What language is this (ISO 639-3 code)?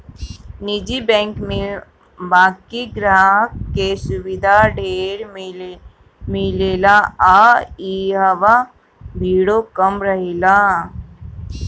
bho